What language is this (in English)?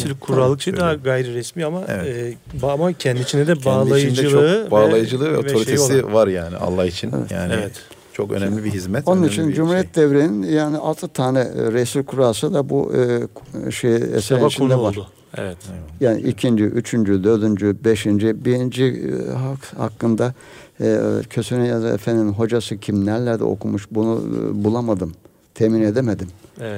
Turkish